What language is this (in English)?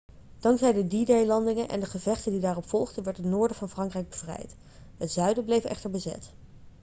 Dutch